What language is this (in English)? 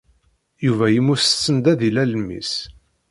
Kabyle